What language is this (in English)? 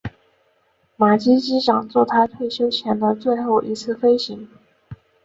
Chinese